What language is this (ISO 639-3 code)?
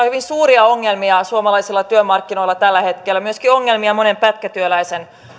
fin